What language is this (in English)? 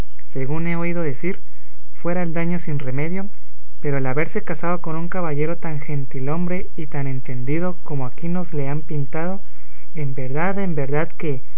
Spanish